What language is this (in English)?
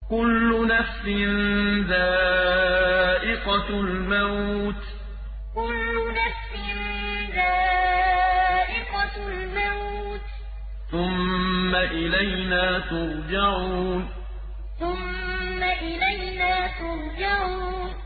Arabic